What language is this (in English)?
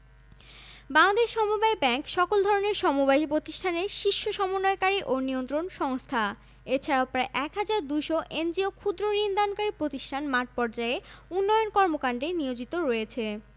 Bangla